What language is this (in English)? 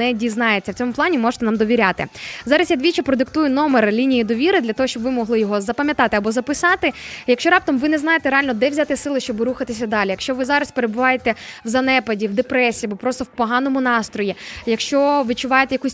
Ukrainian